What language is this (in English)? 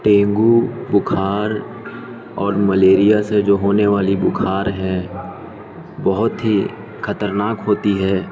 Urdu